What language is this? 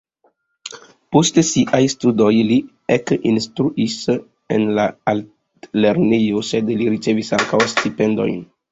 Esperanto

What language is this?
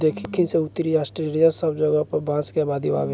Bhojpuri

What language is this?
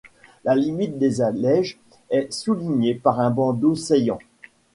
French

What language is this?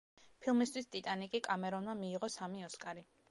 Georgian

